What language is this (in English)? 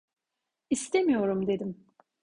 Turkish